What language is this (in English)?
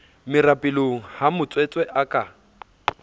Southern Sotho